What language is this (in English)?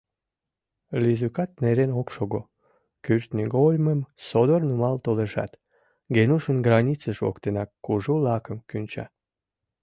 Mari